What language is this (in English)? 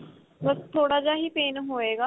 Punjabi